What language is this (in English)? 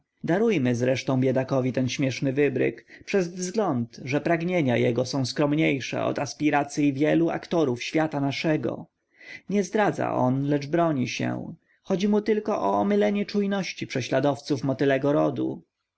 Polish